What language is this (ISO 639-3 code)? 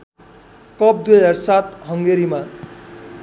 nep